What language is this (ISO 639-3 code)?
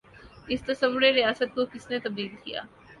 urd